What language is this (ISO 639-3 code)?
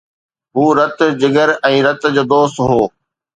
snd